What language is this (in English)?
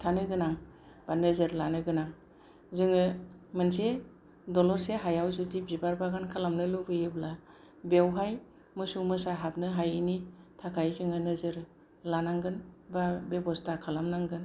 Bodo